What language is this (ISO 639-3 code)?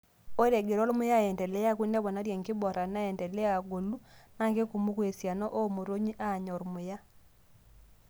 mas